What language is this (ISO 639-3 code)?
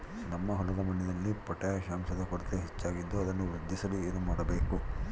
kan